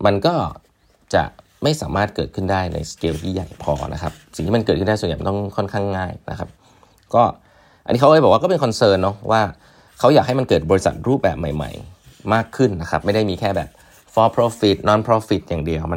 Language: Thai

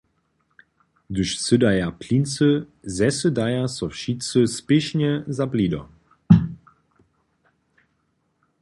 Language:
Upper Sorbian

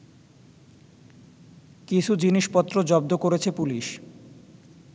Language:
Bangla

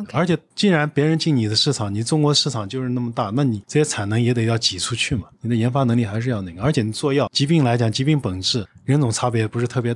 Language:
Chinese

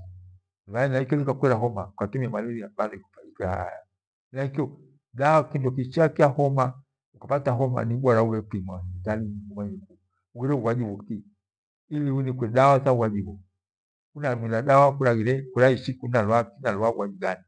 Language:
Gweno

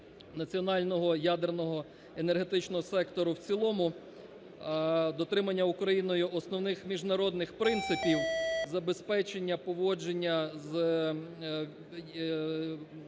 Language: Ukrainian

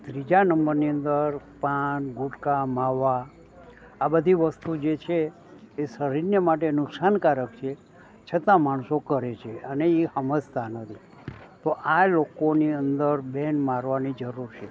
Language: Gujarati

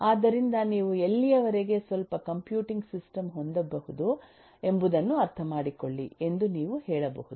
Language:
Kannada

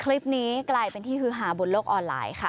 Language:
Thai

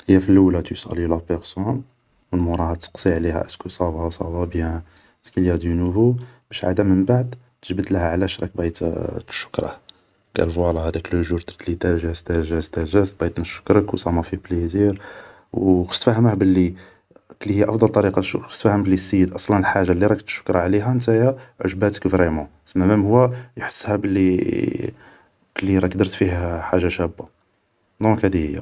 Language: Algerian Arabic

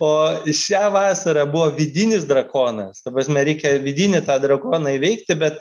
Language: Lithuanian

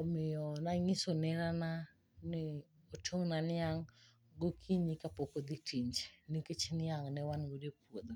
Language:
Luo (Kenya and Tanzania)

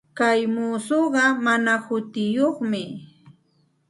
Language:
Santa Ana de Tusi Pasco Quechua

